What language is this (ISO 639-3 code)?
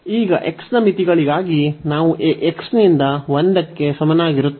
kan